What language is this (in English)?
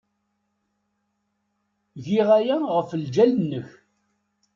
Kabyle